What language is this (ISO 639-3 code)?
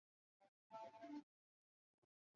zho